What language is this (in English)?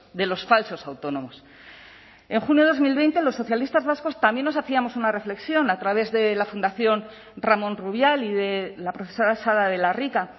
Spanish